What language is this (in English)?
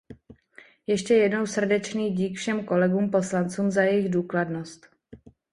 Czech